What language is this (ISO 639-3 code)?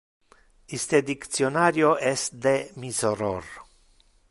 ina